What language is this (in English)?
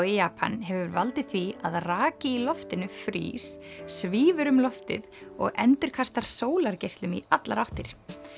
Icelandic